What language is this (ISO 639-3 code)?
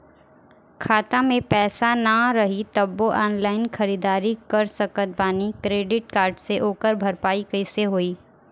bho